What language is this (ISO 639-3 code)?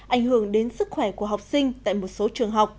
vie